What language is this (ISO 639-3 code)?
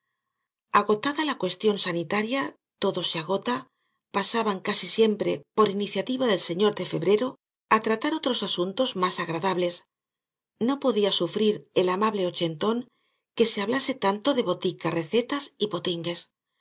spa